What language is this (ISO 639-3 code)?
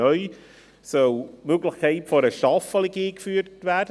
gsw